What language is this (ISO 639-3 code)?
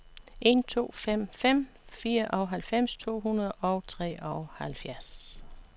dan